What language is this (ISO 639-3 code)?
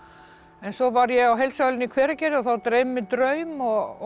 isl